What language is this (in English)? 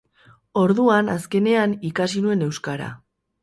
Basque